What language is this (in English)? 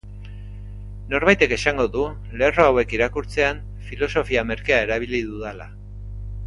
Basque